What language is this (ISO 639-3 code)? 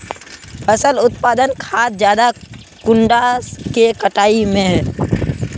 mag